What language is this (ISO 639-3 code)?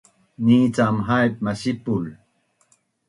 bnn